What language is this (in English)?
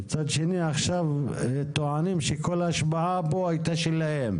Hebrew